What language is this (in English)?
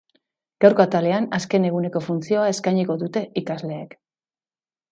Basque